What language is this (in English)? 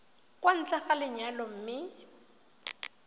Tswana